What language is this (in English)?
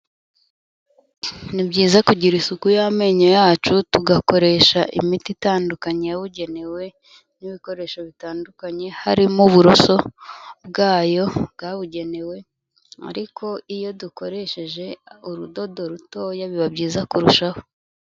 Kinyarwanda